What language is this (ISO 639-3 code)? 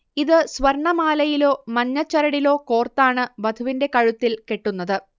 mal